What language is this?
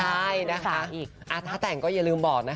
Thai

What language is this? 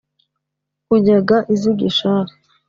Kinyarwanda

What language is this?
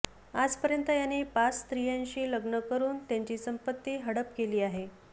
Marathi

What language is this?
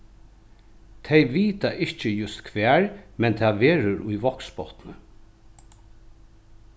Faroese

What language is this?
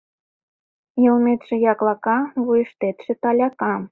Mari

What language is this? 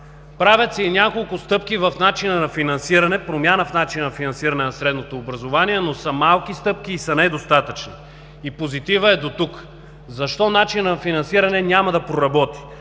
Bulgarian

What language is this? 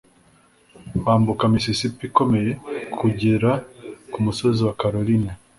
Kinyarwanda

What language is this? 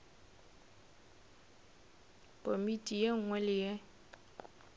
Northern Sotho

